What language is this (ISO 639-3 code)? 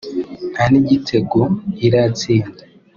kin